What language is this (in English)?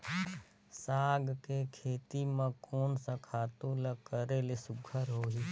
Chhattisgarhi